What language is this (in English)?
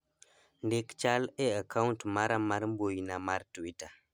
Luo (Kenya and Tanzania)